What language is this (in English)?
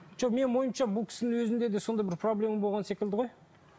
Kazakh